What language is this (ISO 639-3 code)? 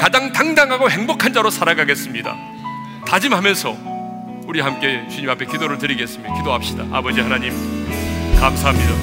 kor